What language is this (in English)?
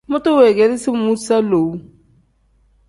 Tem